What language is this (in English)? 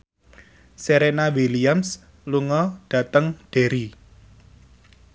Javanese